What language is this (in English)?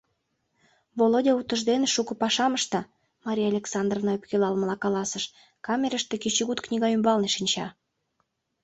Mari